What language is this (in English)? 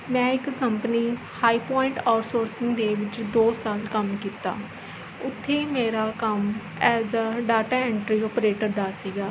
Punjabi